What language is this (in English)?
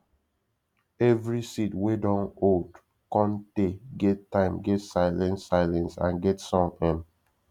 Nigerian Pidgin